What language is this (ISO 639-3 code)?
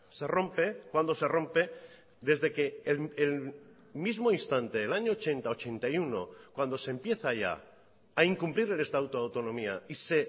spa